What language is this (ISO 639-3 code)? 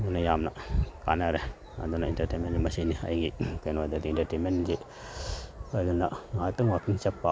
mni